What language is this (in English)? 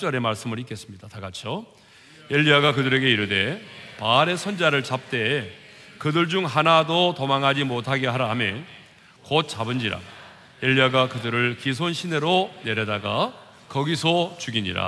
Korean